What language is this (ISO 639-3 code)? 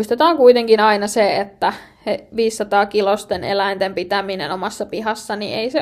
fin